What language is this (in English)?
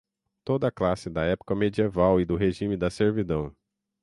Portuguese